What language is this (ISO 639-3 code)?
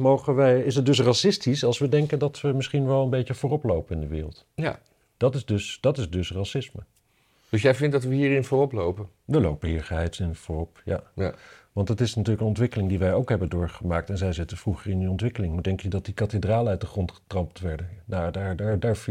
nld